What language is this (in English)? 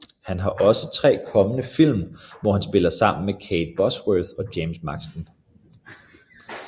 Danish